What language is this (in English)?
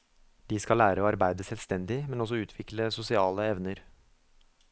Norwegian